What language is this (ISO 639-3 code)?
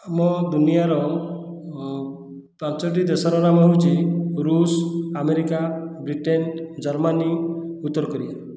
ori